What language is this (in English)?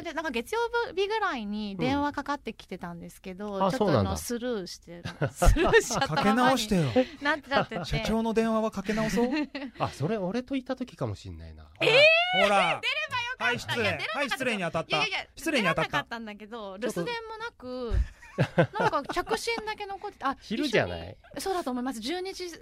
Japanese